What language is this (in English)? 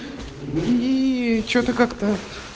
Russian